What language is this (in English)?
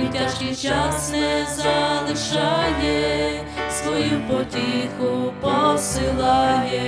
Ukrainian